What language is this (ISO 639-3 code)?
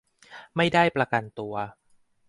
tha